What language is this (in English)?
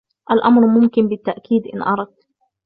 Arabic